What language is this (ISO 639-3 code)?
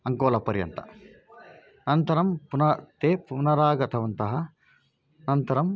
san